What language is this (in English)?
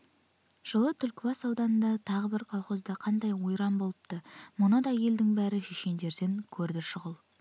Kazakh